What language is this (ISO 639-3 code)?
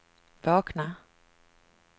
swe